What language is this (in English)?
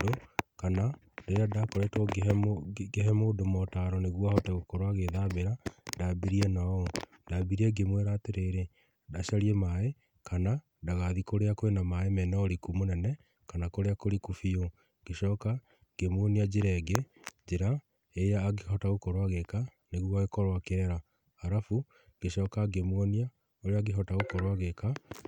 Kikuyu